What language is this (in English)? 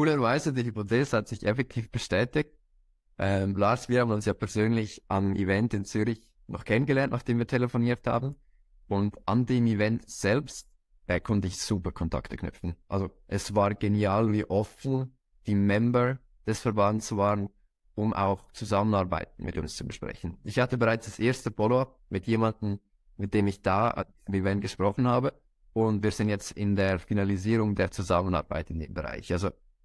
German